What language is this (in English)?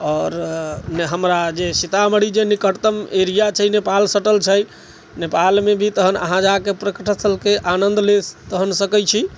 Maithili